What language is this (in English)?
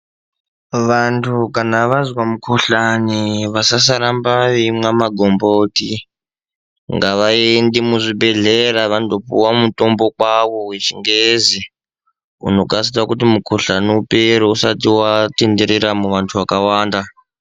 Ndau